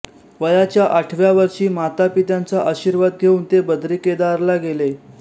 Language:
Marathi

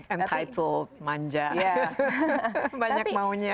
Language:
Indonesian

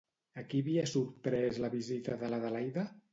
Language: Catalan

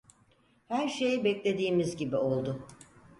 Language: Turkish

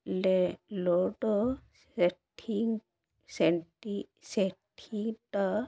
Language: Odia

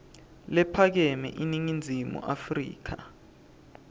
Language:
Swati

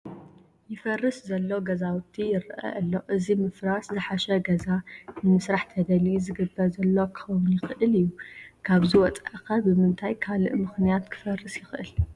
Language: Tigrinya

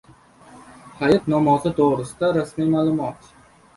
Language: Uzbek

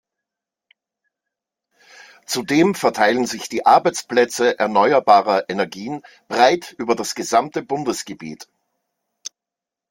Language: German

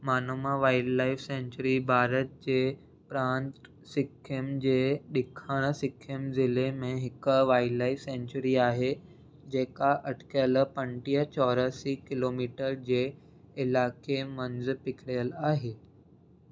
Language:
Sindhi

